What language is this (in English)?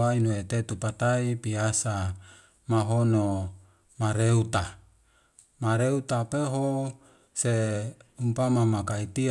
Wemale